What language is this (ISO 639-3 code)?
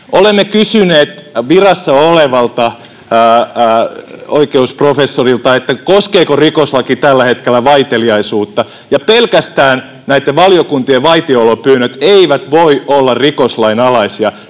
fin